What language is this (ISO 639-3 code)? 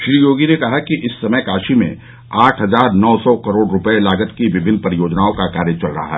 hin